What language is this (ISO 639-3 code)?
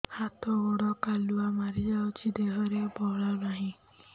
ori